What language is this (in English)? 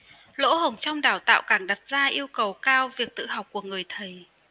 Vietnamese